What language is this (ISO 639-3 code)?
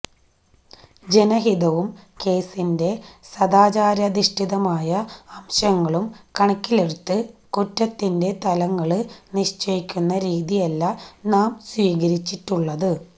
mal